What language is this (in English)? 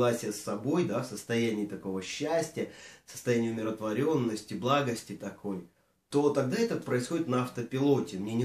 Russian